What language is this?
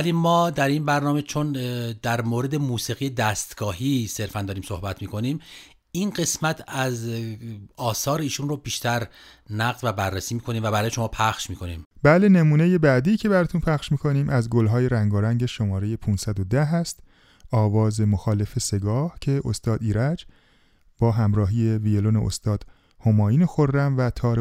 Persian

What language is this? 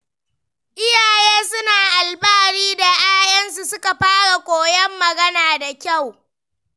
Hausa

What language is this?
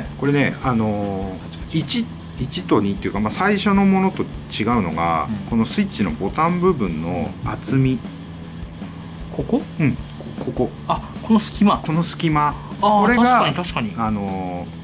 Japanese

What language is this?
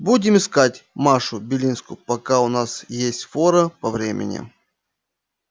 Russian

